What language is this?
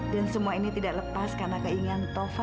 Indonesian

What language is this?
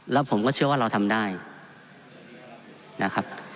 Thai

